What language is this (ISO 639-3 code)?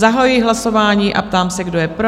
ces